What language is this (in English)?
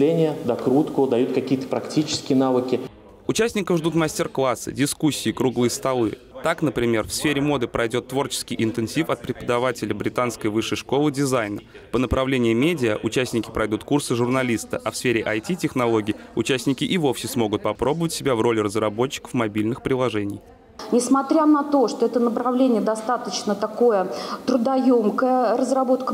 Russian